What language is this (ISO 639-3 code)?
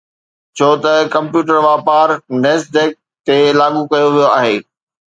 snd